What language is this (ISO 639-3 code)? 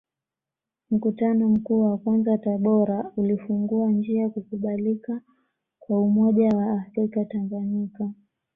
swa